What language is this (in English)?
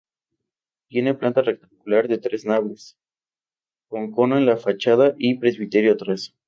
Spanish